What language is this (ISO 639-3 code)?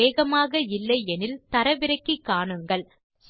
tam